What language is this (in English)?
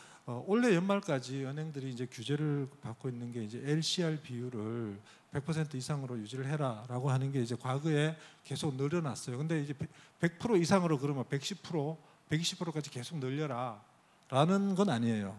Korean